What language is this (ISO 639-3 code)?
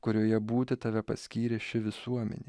lit